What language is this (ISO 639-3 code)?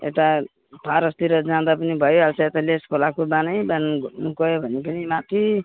nep